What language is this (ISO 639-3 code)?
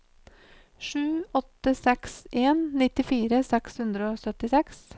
nor